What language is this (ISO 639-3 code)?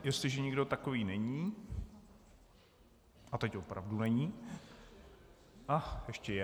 ces